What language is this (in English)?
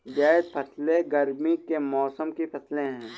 Hindi